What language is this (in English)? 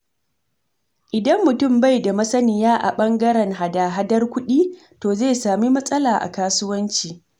Hausa